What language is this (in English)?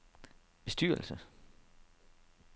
Danish